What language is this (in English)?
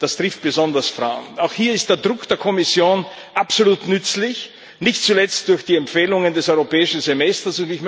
German